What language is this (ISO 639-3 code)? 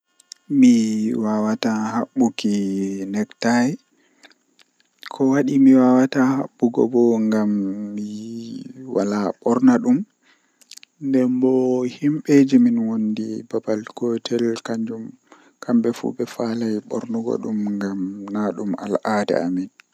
fuh